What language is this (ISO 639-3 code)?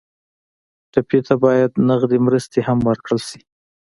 pus